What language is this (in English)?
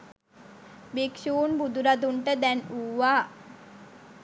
Sinhala